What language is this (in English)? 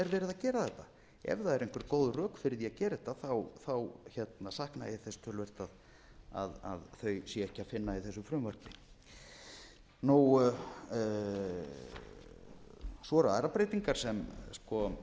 Icelandic